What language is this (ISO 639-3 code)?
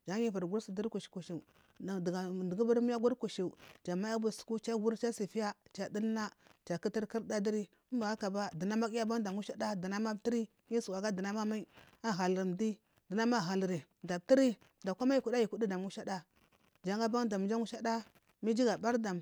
mfm